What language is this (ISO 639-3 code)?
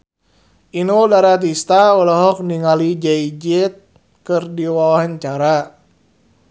sun